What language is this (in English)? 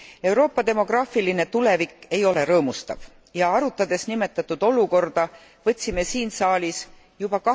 Estonian